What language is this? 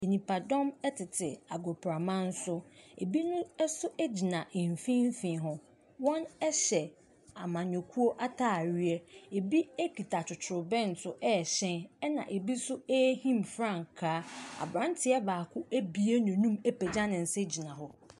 Akan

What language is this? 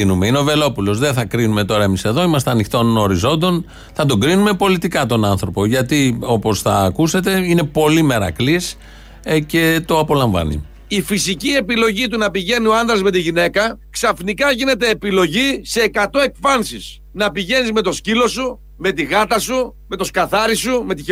Greek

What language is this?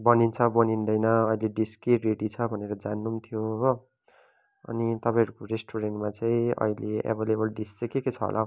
Nepali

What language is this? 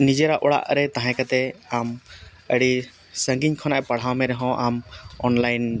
Santali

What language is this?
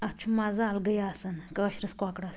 Kashmiri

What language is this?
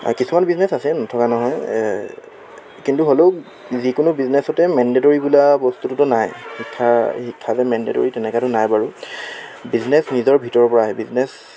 Assamese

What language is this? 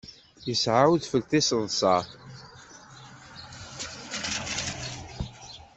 Kabyle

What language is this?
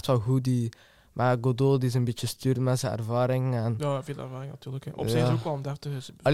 Dutch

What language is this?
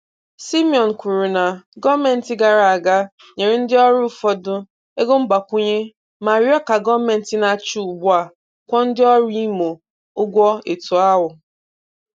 Igbo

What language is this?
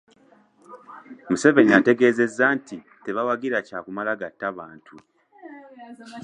Ganda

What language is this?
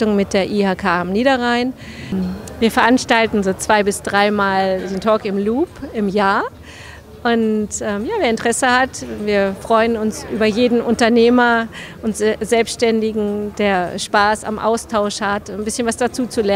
German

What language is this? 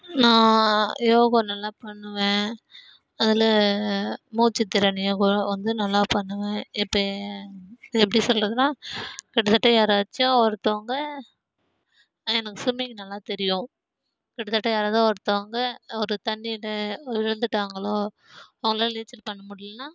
Tamil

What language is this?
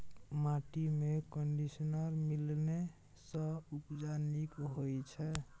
Maithili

